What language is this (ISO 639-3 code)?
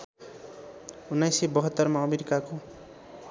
nep